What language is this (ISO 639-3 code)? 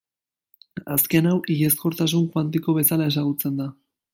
eus